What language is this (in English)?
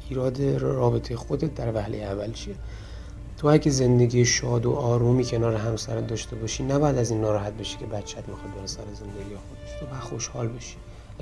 Persian